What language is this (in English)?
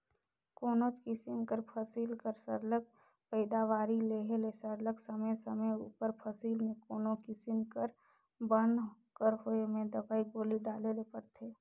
Chhattisgarhi